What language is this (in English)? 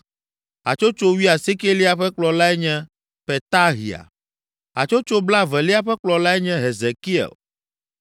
Ewe